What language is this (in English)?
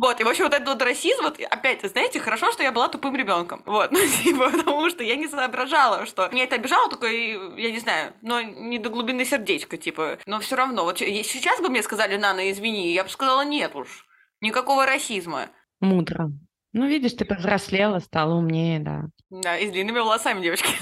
Russian